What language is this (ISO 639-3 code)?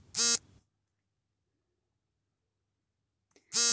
kan